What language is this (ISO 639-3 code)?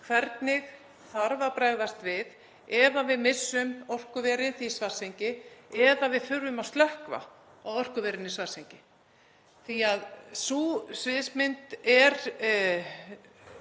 isl